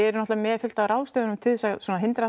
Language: Icelandic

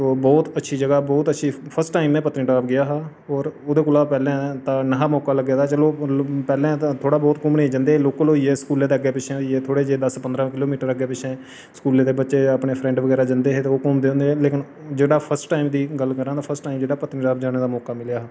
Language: Dogri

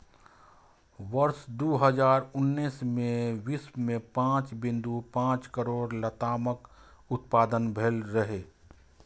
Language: Maithili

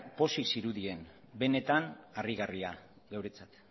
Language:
Basque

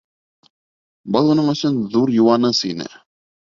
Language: Bashkir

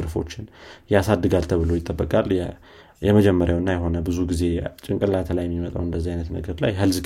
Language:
Amharic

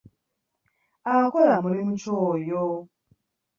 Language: Ganda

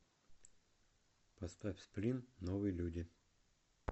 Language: Russian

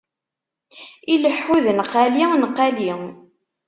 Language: Kabyle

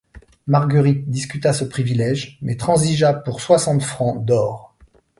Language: French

